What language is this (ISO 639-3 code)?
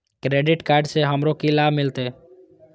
mai